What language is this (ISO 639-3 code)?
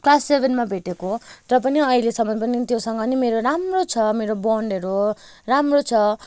nep